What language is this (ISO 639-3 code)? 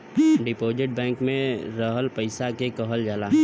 bho